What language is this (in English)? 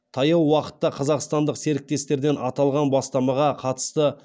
Kazakh